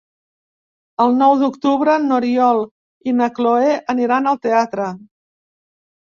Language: Catalan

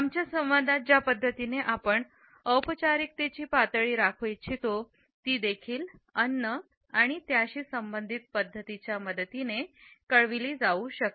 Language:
Marathi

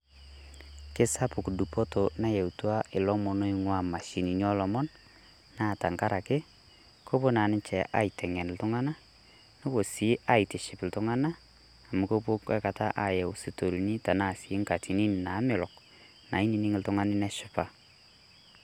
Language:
Masai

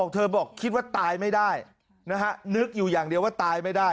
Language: Thai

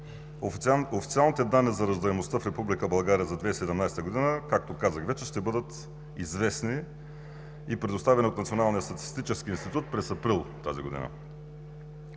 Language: Bulgarian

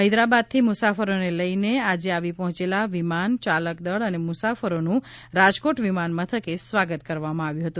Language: Gujarati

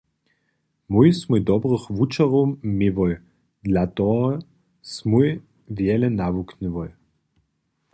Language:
Upper Sorbian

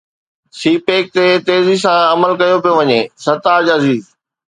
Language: Sindhi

